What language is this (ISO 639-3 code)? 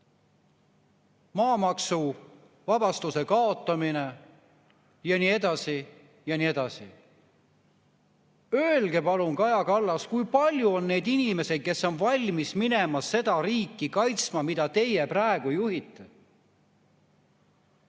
est